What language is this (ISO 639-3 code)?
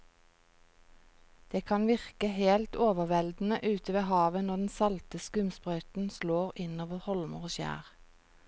nor